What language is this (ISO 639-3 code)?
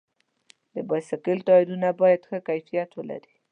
pus